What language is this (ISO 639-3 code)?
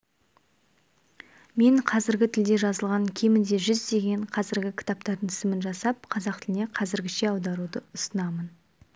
kaz